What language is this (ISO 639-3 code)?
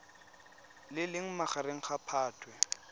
tsn